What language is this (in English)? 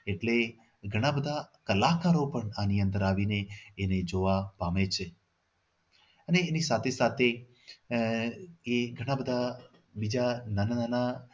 Gujarati